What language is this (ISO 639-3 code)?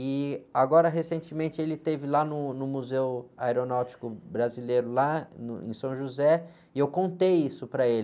por